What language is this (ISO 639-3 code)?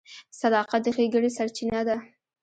pus